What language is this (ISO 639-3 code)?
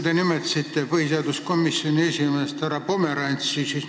est